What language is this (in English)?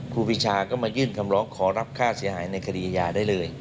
Thai